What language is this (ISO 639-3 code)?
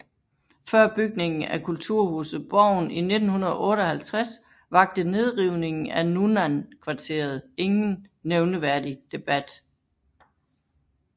dan